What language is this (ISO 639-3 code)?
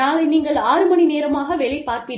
tam